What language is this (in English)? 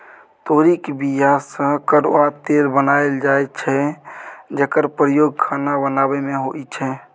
Maithili